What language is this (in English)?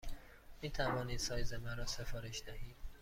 Persian